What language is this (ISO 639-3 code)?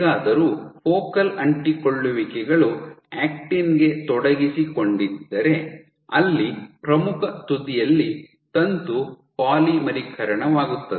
kan